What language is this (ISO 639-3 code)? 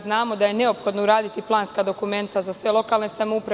srp